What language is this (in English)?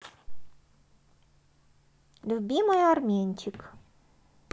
Russian